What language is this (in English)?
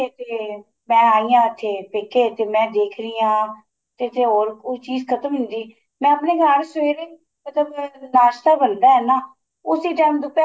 Punjabi